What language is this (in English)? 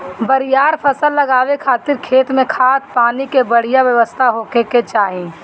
Bhojpuri